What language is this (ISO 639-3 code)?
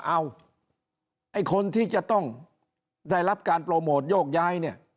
tha